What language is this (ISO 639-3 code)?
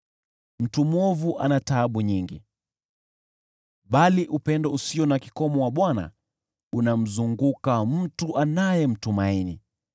swa